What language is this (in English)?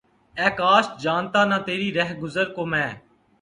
Urdu